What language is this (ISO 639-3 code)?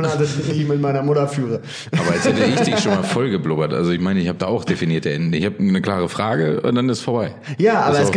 deu